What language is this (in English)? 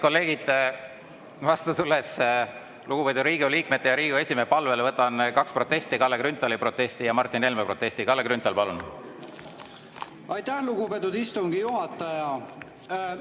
Estonian